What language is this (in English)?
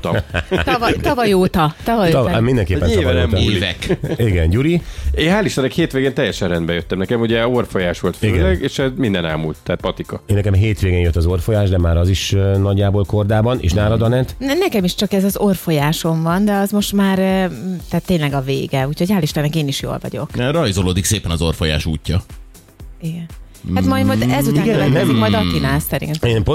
Hungarian